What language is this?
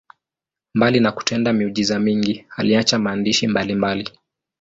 Swahili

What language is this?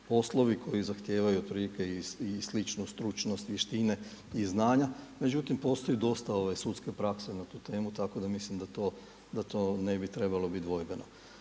Croatian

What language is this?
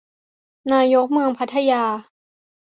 Thai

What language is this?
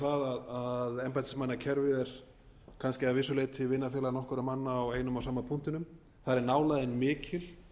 Icelandic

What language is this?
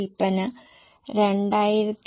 Malayalam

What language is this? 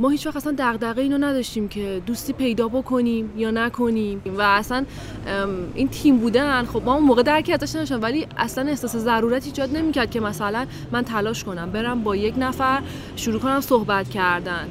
Persian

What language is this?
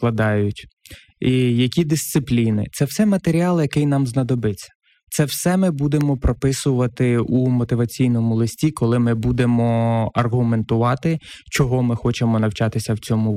Ukrainian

